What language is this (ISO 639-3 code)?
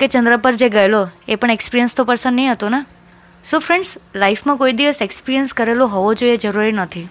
guj